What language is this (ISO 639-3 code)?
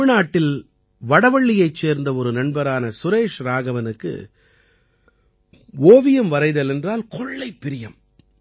tam